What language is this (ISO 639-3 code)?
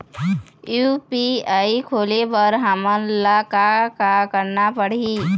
hne